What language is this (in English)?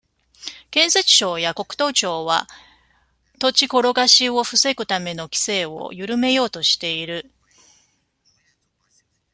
Japanese